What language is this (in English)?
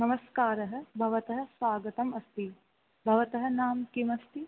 Sanskrit